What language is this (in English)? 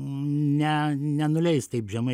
Lithuanian